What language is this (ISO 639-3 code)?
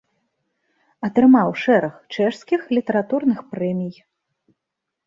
bel